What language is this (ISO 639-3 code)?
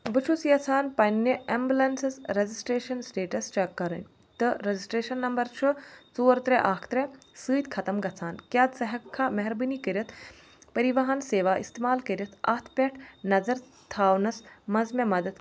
kas